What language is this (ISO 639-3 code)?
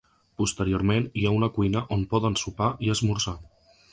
cat